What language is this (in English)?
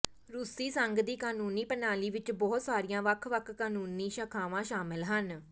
Punjabi